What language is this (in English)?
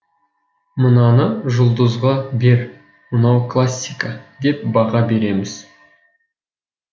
Kazakh